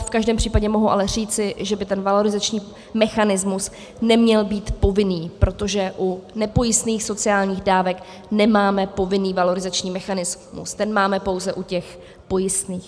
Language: Czech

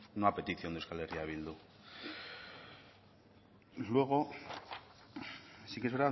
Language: Spanish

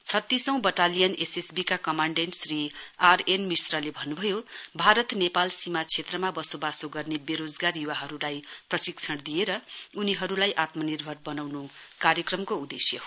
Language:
Nepali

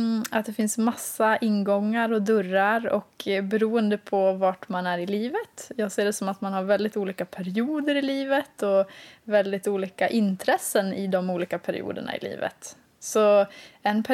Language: Swedish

